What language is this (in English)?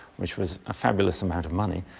English